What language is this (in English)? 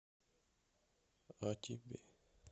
Russian